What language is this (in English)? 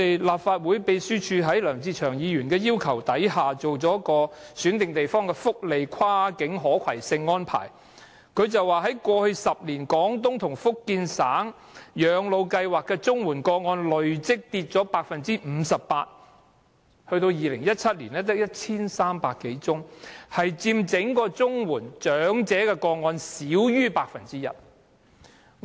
Cantonese